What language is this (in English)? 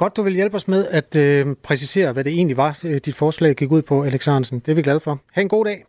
Danish